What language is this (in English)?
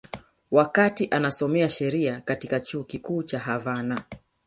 Swahili